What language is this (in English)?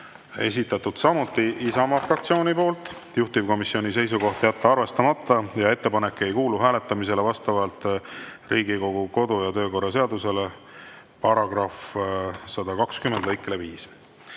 Estonian